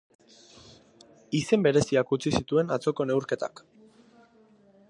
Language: Basque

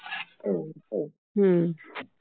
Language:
Marathi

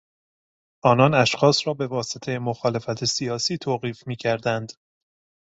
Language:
Persian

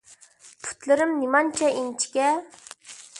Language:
Uyghur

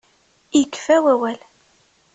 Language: Kabyle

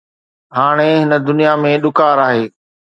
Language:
Sindhi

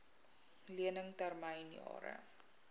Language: Afrikaans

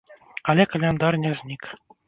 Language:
Belarusian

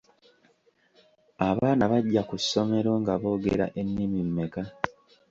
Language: Ganda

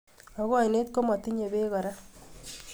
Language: Kalenjin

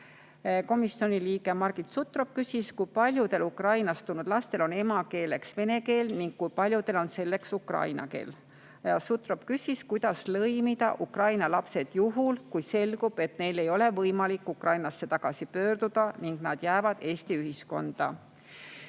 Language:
Estonian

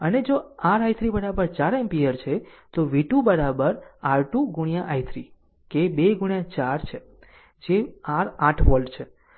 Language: Gujarati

